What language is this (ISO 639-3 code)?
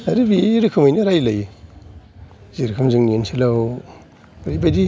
brx